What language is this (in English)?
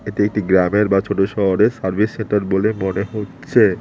Bangla